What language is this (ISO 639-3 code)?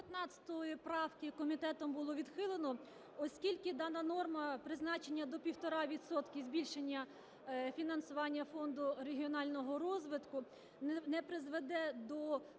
ukr